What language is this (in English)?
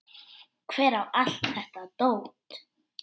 Icelandic